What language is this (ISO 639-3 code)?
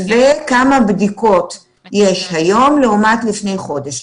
heb